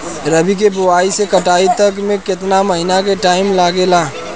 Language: Bhojpuri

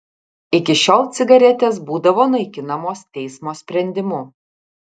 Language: Lithuanian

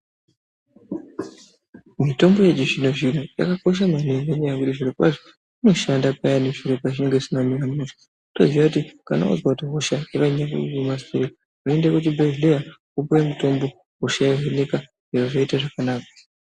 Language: Ndau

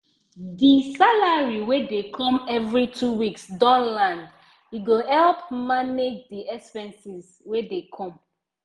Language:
Nigerian Pidgin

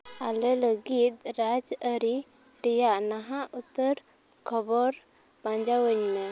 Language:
Santali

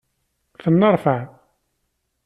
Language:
Kabyle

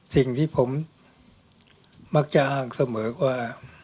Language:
Thai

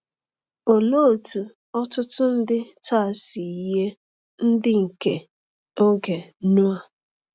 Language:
Igbo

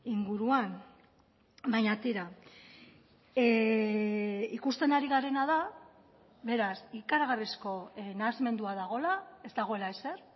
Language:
Basque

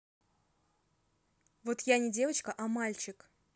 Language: Russian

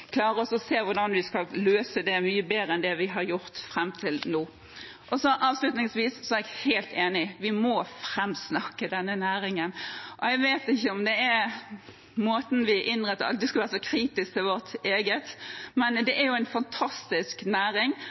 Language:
Norwegian Bokmål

